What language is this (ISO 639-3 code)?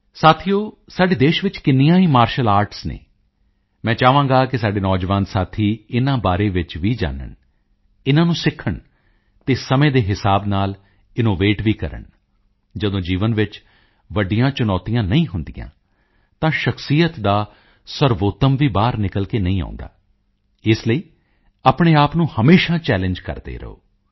pan